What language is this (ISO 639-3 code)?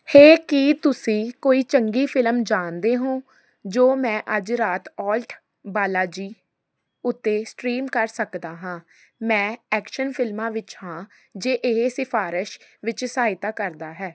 pan